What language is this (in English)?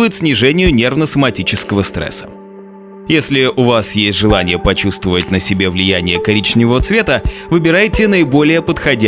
Russian